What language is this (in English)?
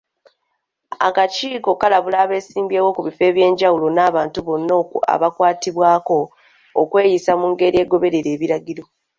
Ganda